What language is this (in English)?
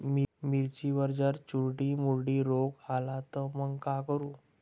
Marathi